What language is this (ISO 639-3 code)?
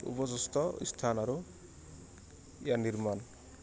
asm